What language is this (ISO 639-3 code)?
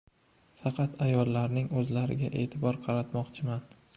uzb